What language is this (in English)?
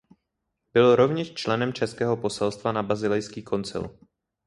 Czech